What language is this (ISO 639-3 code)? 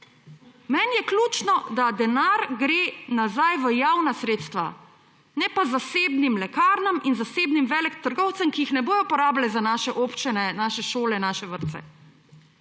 slv